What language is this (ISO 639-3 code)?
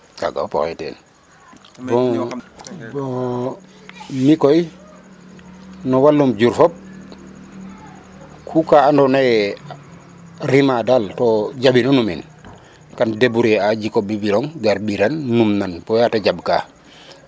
srr